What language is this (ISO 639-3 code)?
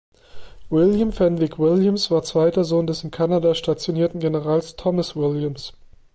deu